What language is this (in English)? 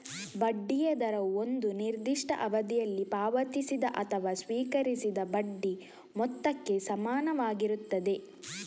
Kannada